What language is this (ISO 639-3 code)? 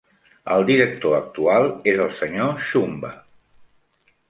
cat